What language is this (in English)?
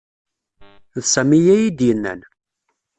Kabyle